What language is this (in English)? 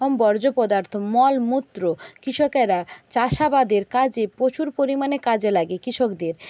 Bangla